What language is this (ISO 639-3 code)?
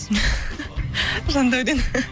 kaz